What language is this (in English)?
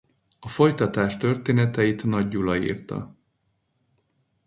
Hungarian